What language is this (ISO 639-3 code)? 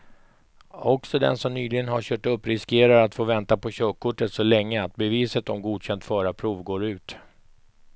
swe